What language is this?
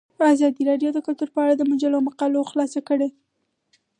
Pashto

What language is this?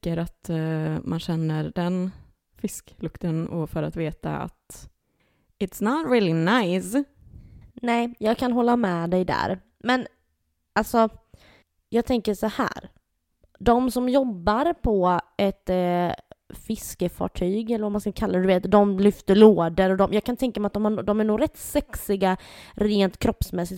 Swedish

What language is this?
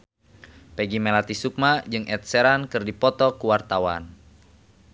Sundanese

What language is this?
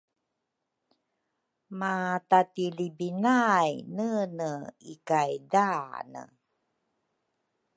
Rukai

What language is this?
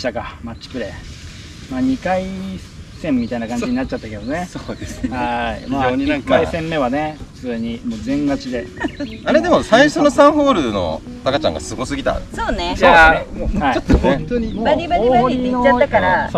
Japanese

